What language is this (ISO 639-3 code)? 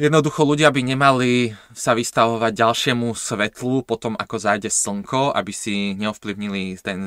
slk